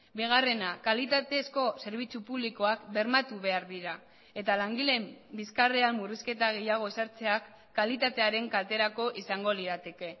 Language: Basque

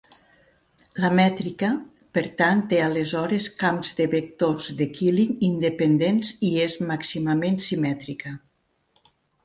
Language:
Catalan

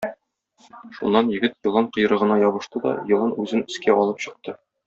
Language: Tatar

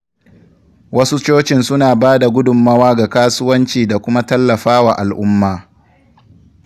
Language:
Hausa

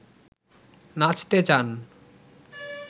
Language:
Bangla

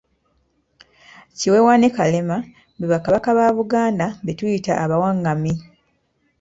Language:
Ganda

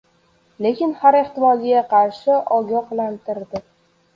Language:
Uzbek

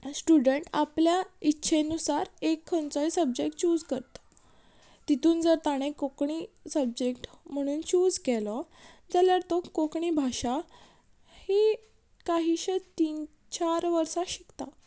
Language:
Konkani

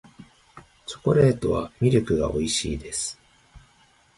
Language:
Japanese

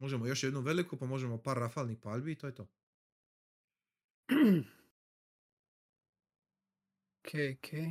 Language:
Croatian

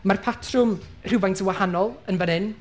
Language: Welsh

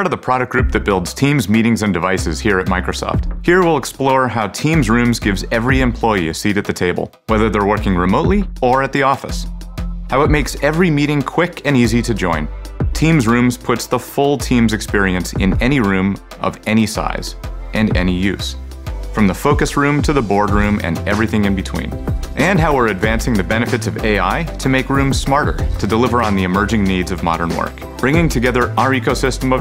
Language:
English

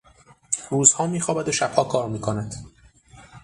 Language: Persian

